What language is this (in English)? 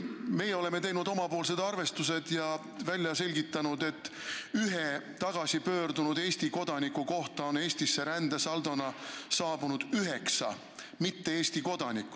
Estonian